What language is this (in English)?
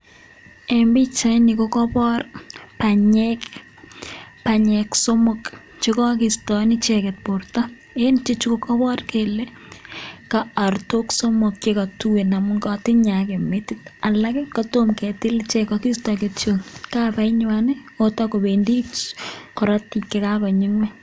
Kalenjin